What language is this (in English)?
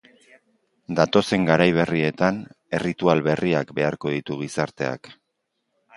Basque